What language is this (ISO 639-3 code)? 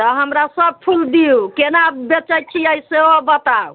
mai